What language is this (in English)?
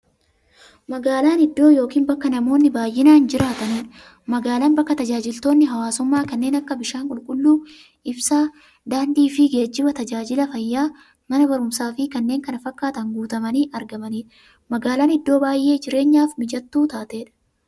Oromo